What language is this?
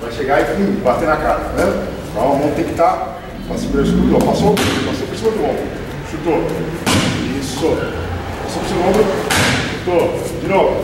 Portuguese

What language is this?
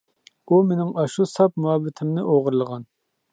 Uyghur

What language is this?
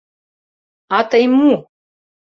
Mari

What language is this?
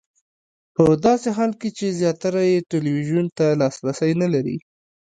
Pashto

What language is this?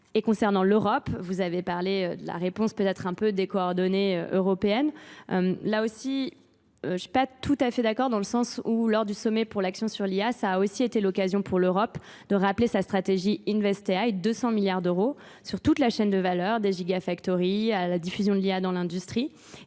French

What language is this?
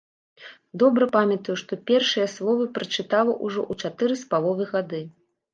Belarusian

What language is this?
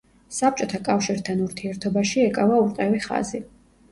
Georgian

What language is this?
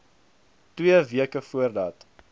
Afrikaans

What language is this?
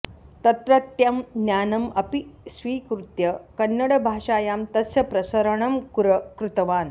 Sanskrit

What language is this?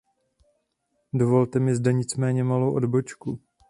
Czech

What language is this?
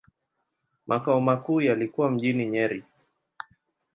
Swahili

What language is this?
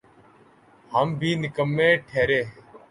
Urdu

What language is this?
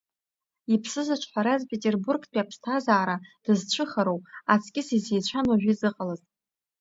Abkhazian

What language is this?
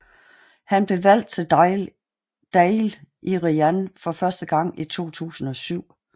Danish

